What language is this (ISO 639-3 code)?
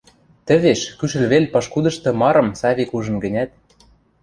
mrj